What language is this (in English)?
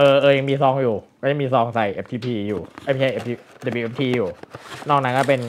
Thai